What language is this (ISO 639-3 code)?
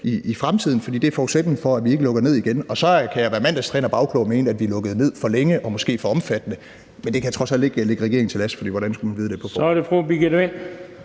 dan